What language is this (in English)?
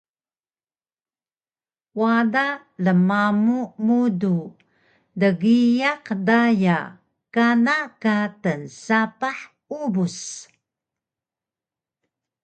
Taroko